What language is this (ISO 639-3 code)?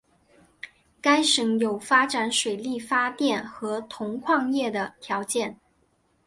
zho